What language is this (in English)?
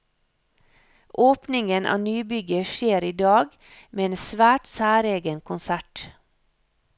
Norwegian